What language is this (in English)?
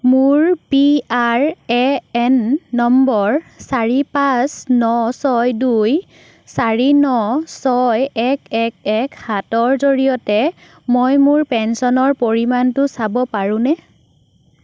Assamese